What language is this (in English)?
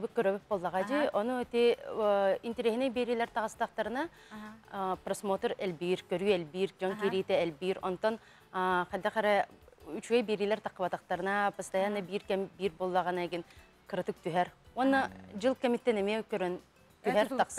Turkish